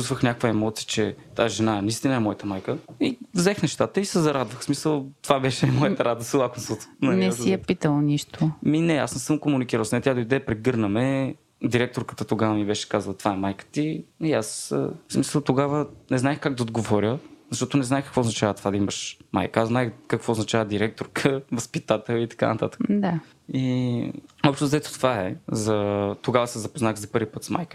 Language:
Bulgarian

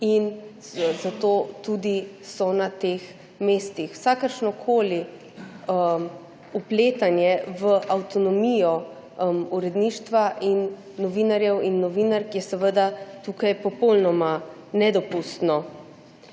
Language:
Slovenian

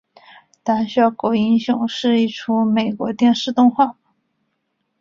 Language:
Chinese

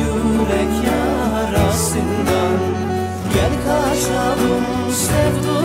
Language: Turkish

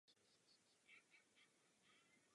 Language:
Czech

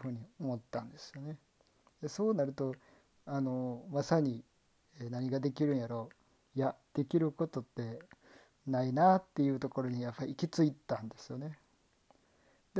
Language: Japanese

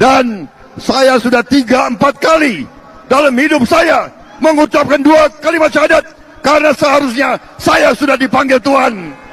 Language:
Indonesian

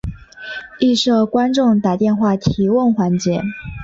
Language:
Chinese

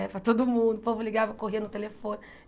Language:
Portuguese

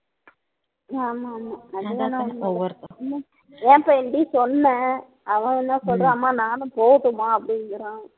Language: Tamil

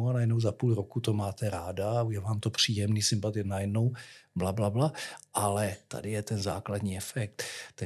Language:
Czech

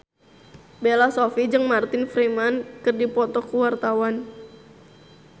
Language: Sundanese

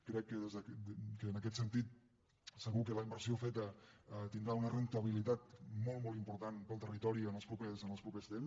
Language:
Catalan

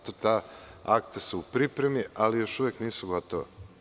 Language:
Serbian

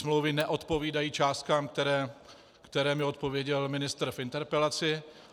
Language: Czech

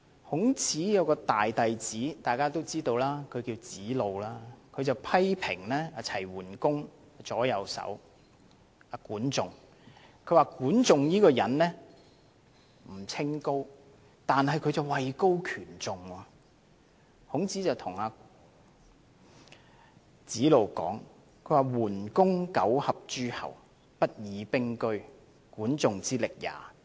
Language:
Cantonese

